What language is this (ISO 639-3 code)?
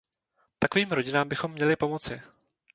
ces